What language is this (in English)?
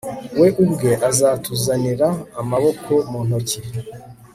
Kinyarwanda